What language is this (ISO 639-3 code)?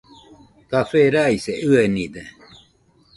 hux